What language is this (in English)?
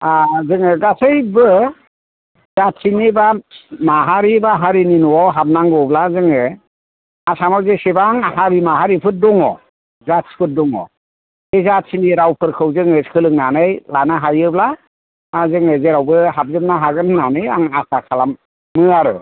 Bodo